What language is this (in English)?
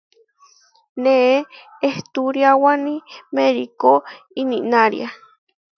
Huarijio